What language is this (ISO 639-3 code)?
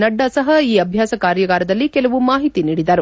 kan